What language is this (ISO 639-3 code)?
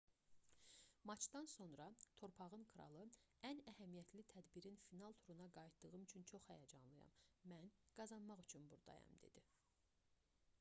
aze